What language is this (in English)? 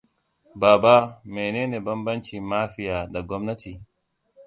Hausa